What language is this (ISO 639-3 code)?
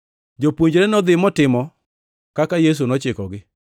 luo